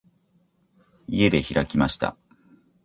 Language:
Japanese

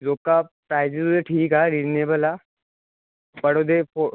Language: Punjabi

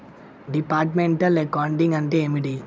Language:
Telugu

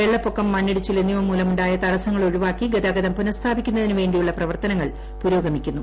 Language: Malayalam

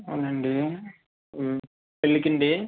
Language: Telugu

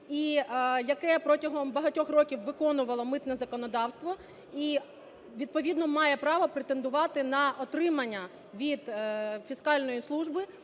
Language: Ukrainian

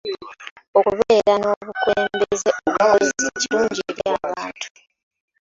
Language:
Ganda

